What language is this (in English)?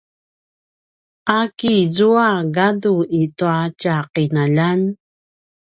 Paiwan